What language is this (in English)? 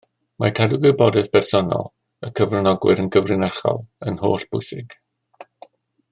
Welsh